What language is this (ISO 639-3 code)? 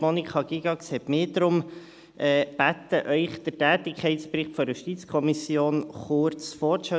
gsw